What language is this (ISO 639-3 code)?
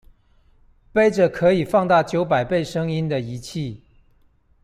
zho